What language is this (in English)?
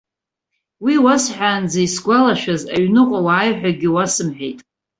Abkhazian